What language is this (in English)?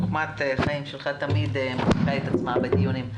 Hebrew